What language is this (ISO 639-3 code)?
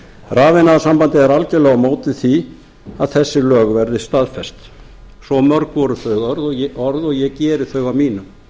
isl